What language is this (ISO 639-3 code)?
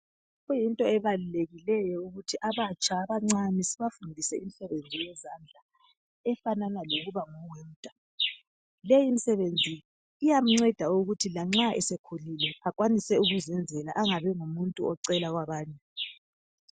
nde